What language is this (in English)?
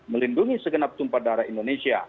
Indonesian